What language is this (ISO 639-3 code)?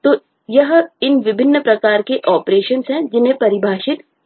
hin